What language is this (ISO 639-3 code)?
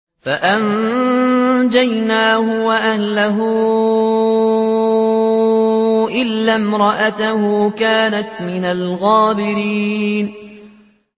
ara